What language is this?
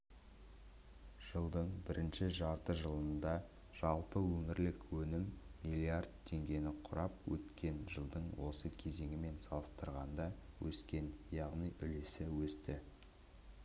Kazakh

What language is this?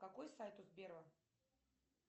Russian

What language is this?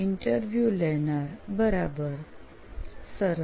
Gujarati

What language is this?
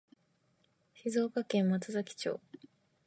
Japanese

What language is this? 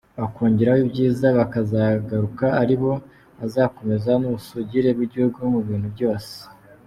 Kinyarwanda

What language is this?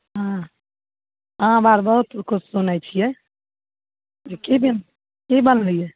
Maithili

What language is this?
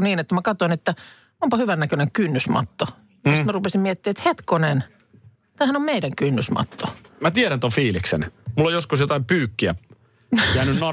Finnish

